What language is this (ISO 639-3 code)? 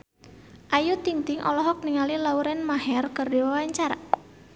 sun